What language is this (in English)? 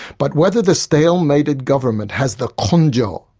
English